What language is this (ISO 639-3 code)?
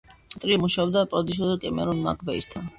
kat